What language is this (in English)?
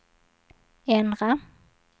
Swedish